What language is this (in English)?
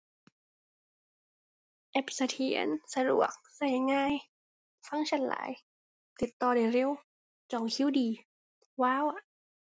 Thai